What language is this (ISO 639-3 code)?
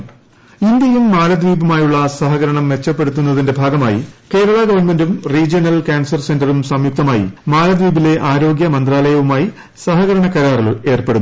mal